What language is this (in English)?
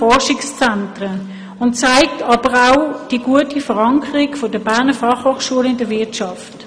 Swiss German